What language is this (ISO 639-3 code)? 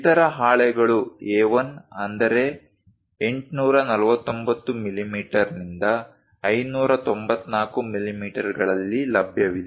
kan